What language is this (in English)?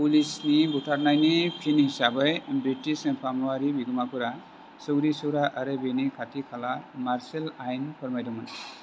Bodo